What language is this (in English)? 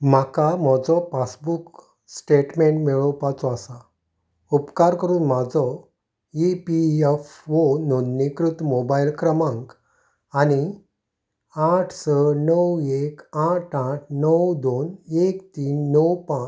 Konkani